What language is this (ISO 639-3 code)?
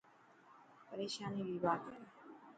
mki